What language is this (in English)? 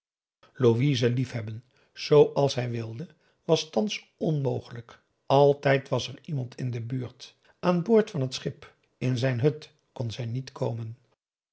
Dutch